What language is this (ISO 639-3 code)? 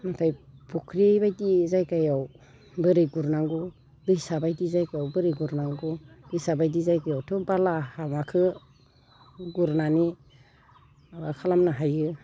brx